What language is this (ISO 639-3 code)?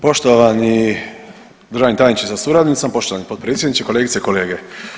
hrv